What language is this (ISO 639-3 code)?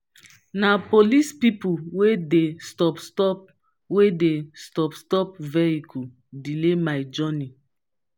pcm